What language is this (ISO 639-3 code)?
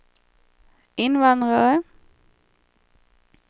swe